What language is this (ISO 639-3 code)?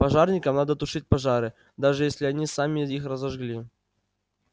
rus